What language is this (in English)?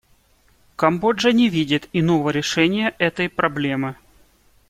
Russian